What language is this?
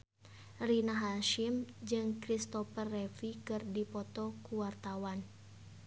Sundanese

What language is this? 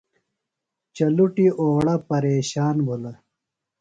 Phalura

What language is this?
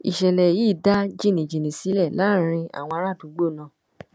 Yoruba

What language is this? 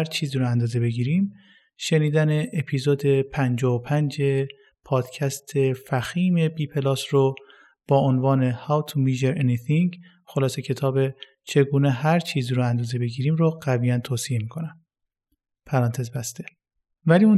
Persian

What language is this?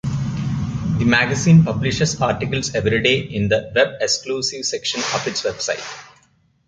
English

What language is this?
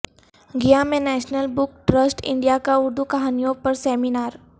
Urdu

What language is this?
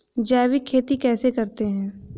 Hindi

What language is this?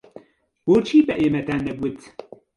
Central Kurdish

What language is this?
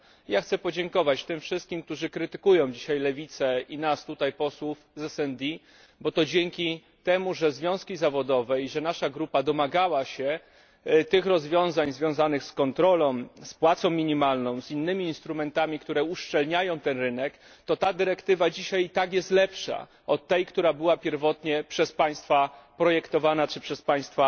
Polish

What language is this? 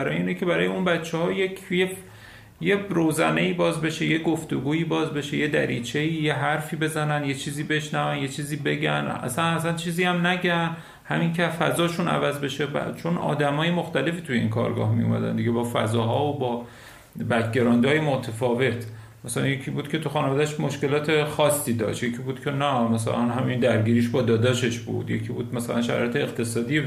Persian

